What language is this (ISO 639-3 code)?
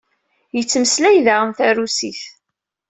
kab